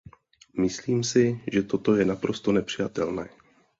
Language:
Czech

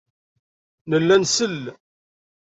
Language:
Kabyle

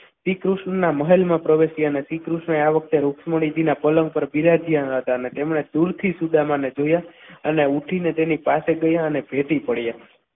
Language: Gujarati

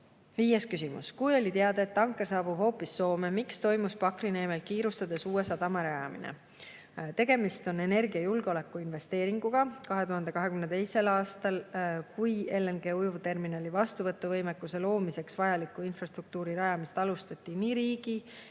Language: Estonian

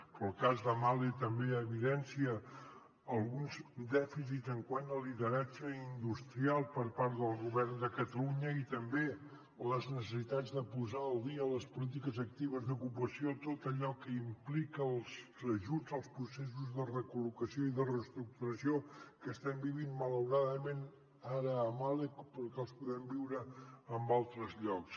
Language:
Catalan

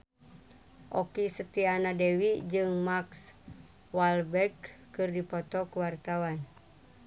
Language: Sundanese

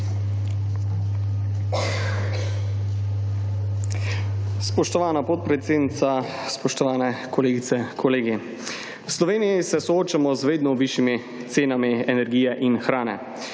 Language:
Slovenian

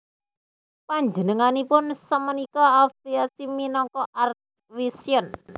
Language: Javanese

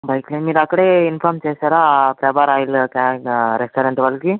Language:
Telugu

